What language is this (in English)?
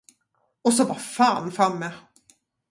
Swedish